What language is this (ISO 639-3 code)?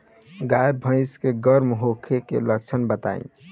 bho